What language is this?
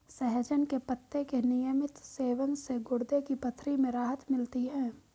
Hindi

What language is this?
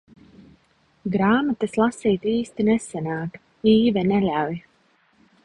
Latvian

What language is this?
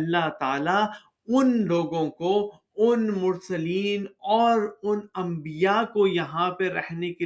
Urdu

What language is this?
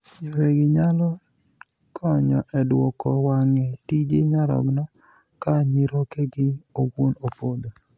Luo (Kenya and Tanzania)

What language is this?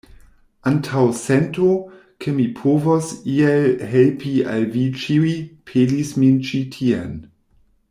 Esperanto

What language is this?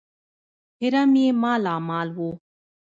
Pashto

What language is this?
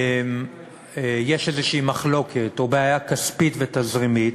Hebrew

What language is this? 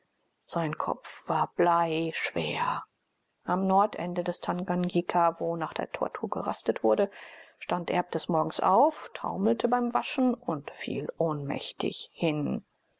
German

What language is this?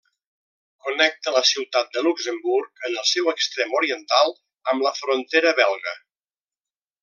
Catalan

